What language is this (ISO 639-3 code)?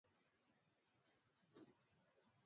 swa